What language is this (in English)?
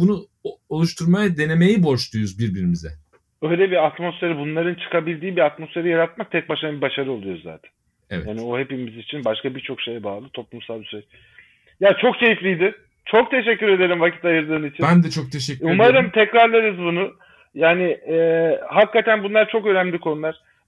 Turkish